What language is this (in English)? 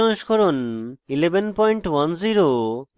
Bangla